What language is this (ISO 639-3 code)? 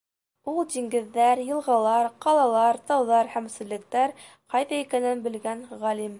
bak